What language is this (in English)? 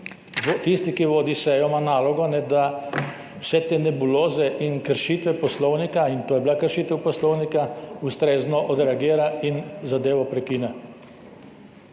Slovenian